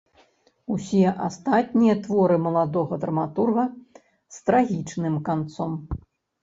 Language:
Belarusian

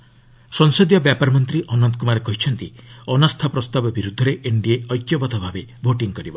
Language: Odia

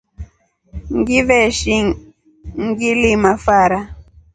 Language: Rombo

